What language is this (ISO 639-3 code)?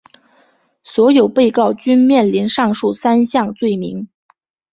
zho